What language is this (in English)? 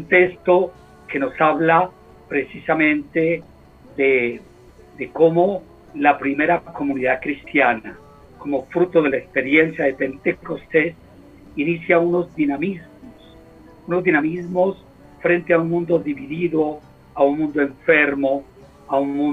Spanish